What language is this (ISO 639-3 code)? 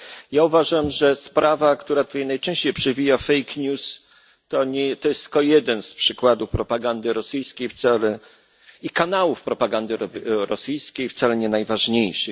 pol